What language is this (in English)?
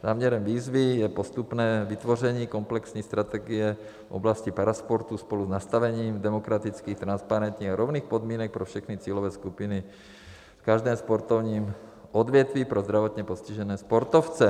Czech